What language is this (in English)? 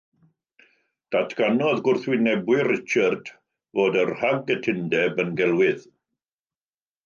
Welsh